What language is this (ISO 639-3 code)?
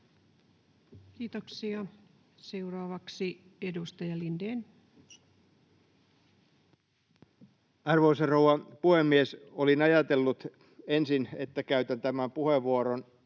fin